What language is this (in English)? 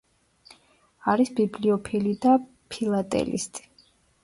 Georgian